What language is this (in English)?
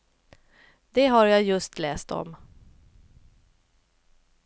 Swedish